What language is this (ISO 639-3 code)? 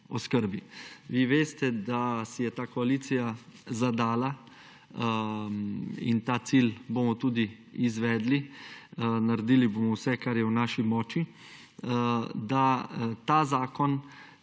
slv